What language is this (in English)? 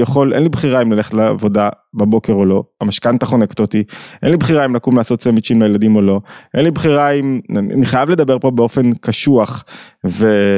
Hebrew